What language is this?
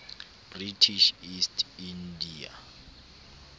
Southern Sotho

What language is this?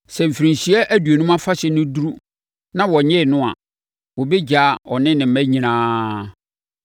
Akan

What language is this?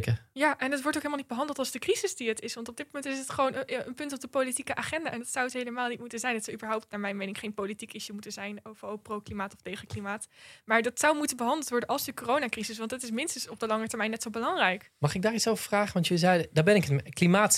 Dutch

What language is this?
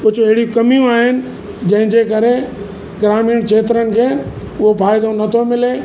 Sindhi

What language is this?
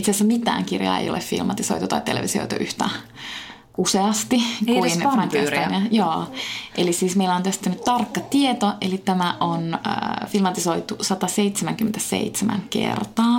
Finnish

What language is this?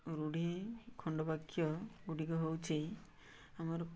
Odia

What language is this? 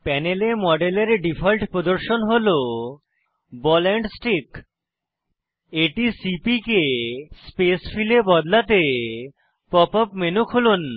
Bangla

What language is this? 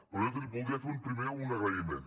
Catalan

